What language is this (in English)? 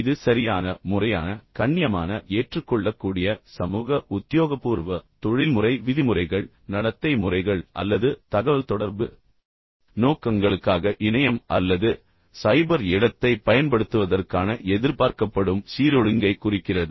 Tamil